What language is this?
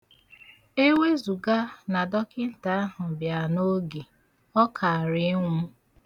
Igbo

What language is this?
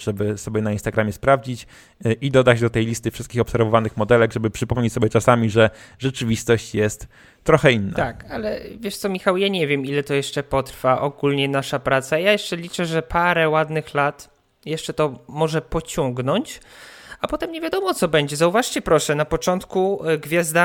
Polish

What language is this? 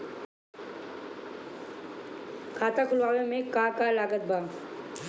Bhojpuri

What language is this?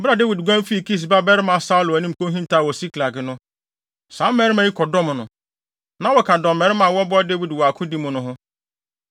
Akan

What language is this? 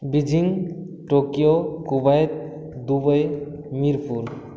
Maithili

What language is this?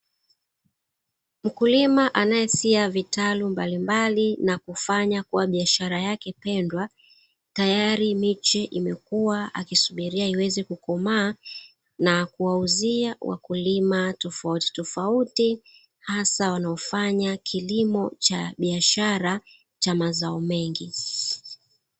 Swahili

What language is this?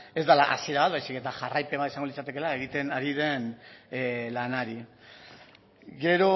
Basque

